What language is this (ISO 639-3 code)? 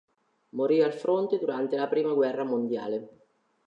ita